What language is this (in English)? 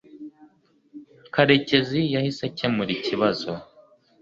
Kinyarwanda